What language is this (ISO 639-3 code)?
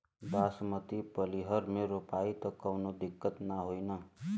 bho